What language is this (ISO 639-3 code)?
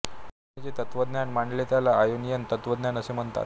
mar